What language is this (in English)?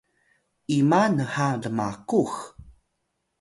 Atayal